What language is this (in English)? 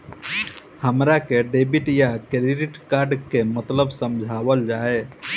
Bhojpuri